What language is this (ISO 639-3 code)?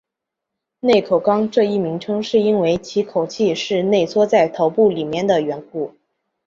zho